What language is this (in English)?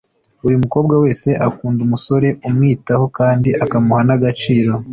Kinyarwanda